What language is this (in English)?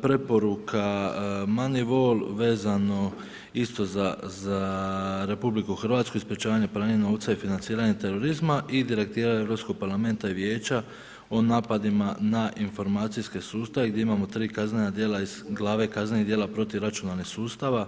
Croatian